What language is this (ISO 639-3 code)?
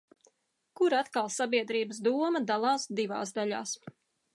lav